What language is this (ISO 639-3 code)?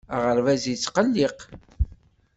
kab